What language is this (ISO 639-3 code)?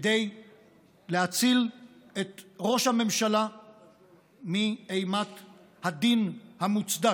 heb